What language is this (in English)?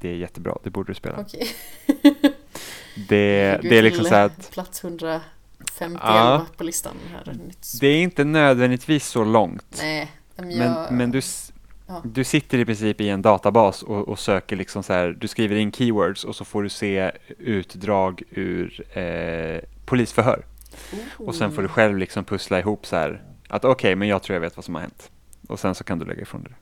Swedish